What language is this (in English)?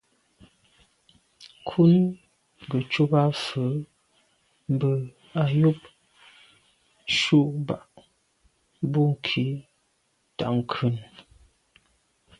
Medumba